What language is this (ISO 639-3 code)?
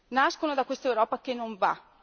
ita